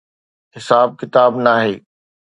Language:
Sindhi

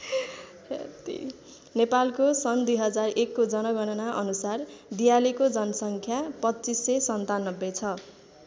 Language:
Nepali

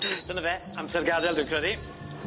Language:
Welsh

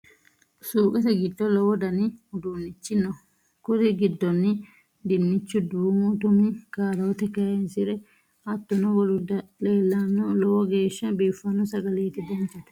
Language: Sidamo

